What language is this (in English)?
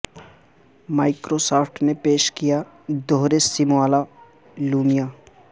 Urdu